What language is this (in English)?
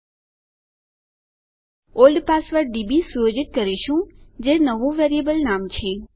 Gujarati